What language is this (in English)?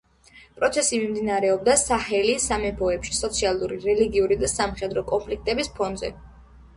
Georgian